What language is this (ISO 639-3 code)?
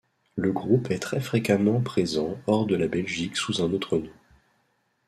fra